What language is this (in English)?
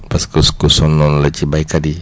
Wolof